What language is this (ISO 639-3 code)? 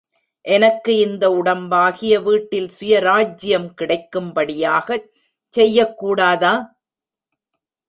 tam